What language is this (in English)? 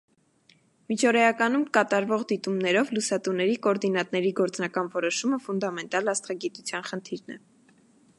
Armenian